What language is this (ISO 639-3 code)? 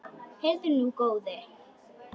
isl